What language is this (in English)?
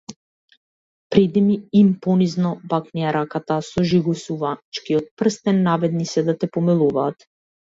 Macedonian